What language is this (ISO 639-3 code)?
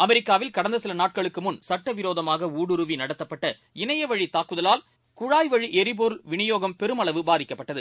tam